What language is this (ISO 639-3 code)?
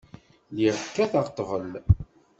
kab